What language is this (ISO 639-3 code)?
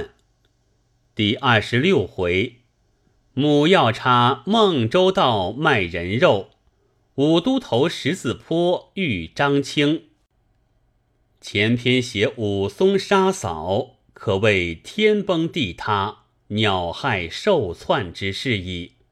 zho